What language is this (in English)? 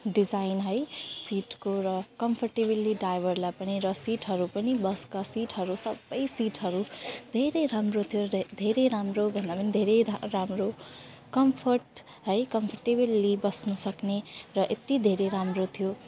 Nepali